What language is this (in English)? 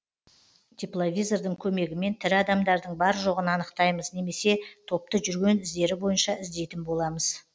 Kazakh